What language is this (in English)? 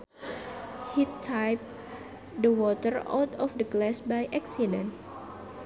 Sundanese